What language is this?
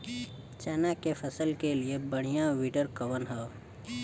Bhojpuri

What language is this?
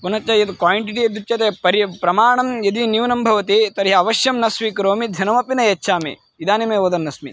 Sanskrit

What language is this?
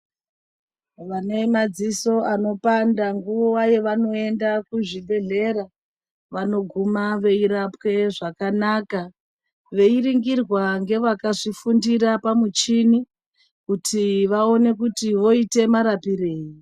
Ndau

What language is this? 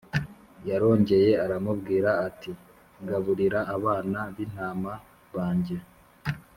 Kinyarwanda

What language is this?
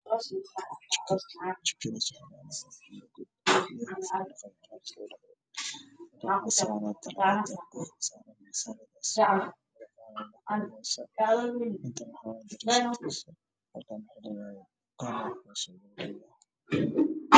Somali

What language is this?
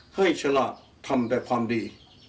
Thai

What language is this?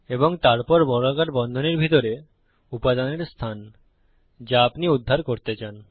Bangla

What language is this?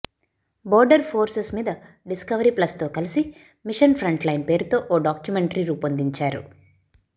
Telugu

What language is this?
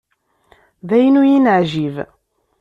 Kabyle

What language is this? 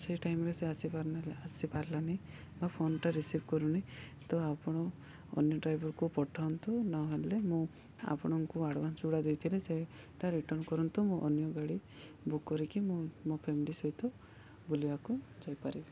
Odia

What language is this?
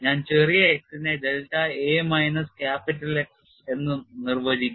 Malayalam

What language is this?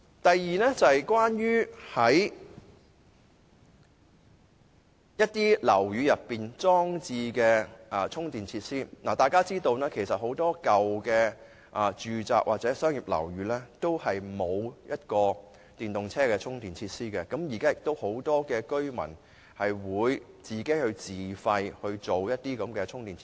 Cantonese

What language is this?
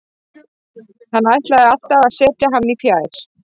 Icelandic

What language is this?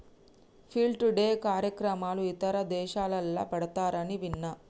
Telugu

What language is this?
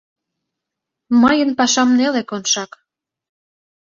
Mari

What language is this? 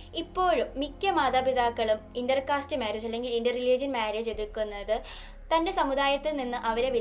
Malayalam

